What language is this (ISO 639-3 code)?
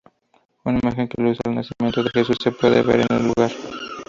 spa